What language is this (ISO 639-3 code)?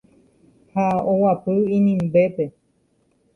grn